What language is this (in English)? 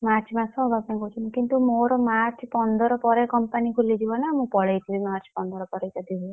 Odia